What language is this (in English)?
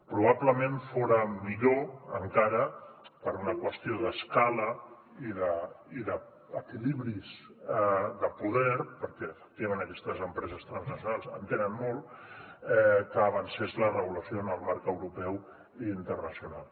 Catalan